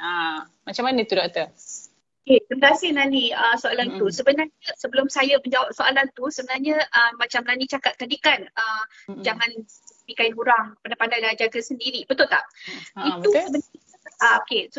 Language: Malay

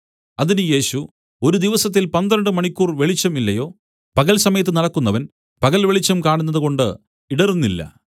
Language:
Malayalam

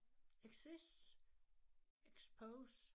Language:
Danish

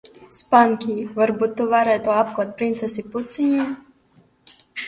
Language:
Latvian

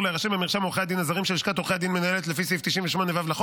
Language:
Hebrew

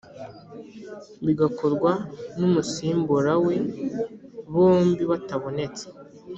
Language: Kinyarwanda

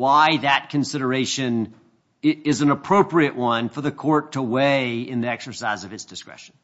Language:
English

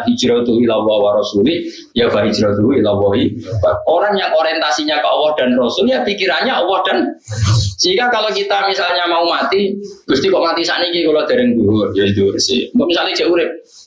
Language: Indonesian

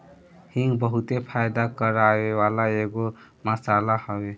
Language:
Bhojpuri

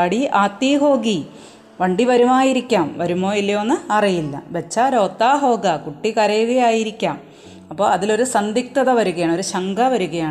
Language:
Malayalam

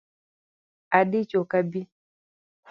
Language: Luo (Kenya and Tanzania)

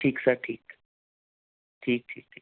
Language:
Punjabi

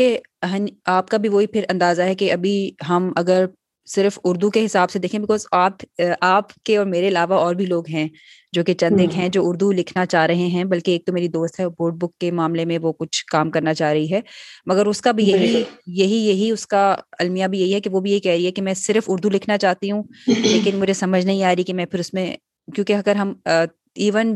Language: Urdu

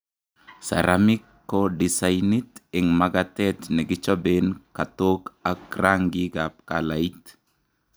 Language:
Kalenjin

